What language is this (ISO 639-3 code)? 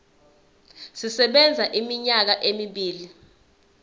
zul